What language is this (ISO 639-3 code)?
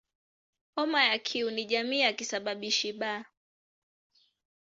swa